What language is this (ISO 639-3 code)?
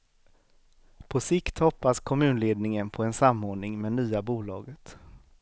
swe